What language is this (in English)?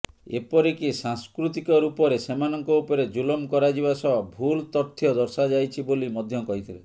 Odia